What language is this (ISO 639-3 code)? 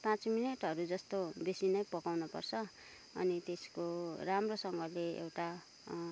nep